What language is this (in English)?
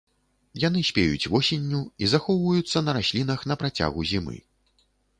Belarusian